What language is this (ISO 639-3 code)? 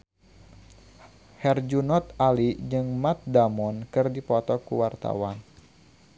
sun